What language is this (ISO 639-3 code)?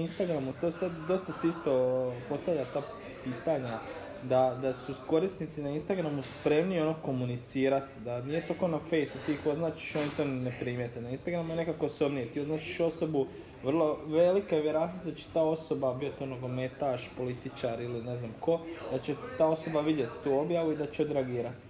hrv